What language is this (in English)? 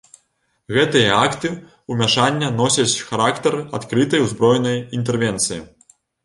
Belarusian